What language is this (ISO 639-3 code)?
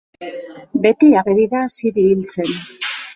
eus